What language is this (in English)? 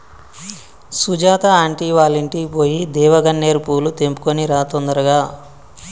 Telugu